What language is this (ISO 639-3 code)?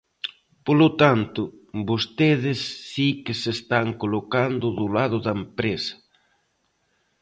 glg